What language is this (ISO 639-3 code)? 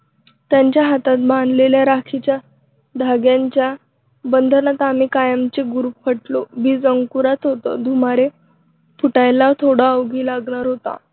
mar